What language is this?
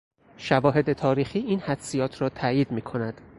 Persian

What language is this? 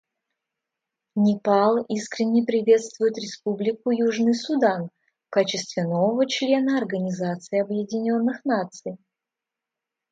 Russian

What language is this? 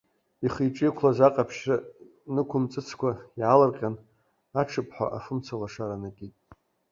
Abkhazian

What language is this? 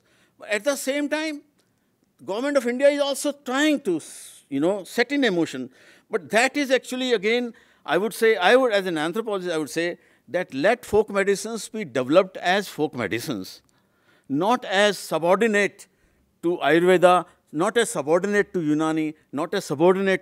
English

